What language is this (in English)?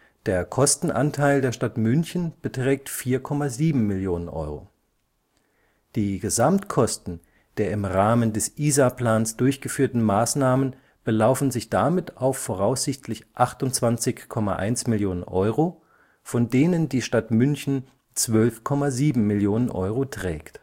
German